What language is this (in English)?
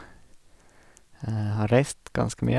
Norwegian